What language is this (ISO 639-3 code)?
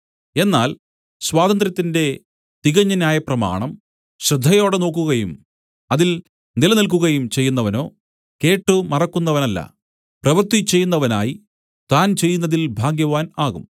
mal